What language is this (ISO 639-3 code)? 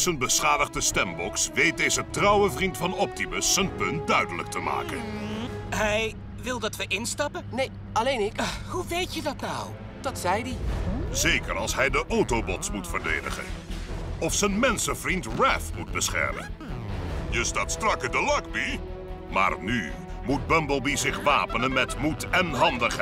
nld